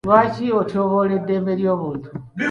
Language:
Ganda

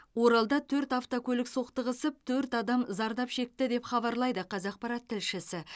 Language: Kazakh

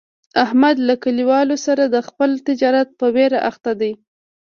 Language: Pashto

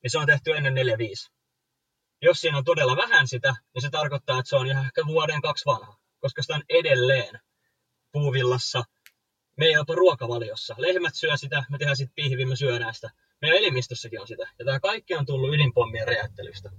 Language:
Finnish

